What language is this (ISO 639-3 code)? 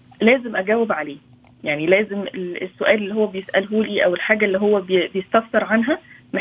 ara